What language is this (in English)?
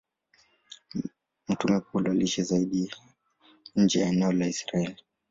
Swahili